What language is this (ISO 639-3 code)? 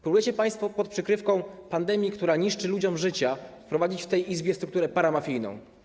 pol